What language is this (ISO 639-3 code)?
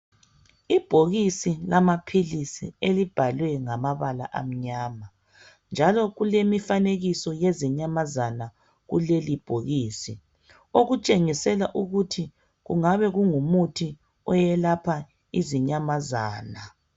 nde